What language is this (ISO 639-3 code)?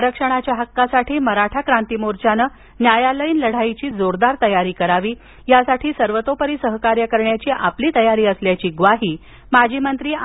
mar